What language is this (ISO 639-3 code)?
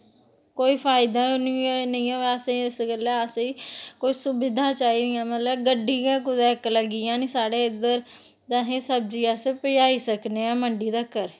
doi